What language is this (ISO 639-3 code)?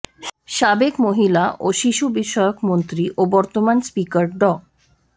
ben